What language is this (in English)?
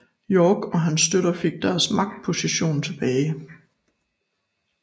Danish